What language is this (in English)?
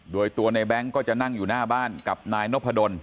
Thai